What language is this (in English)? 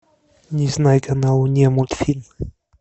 Russian